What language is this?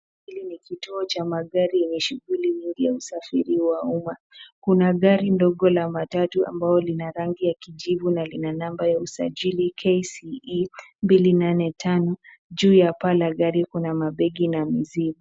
Swahili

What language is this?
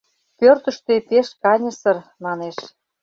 Mari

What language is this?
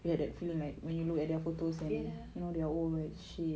English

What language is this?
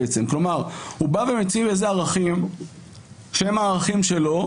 Hebrew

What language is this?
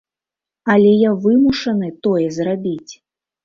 Belarusian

